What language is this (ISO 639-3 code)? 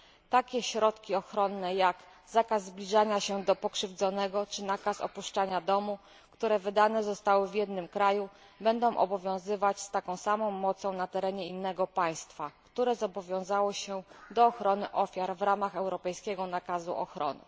pol